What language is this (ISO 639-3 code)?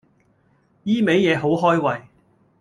yue